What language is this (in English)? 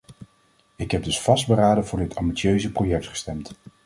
Dutch